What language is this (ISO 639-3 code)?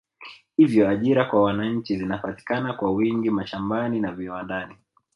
swa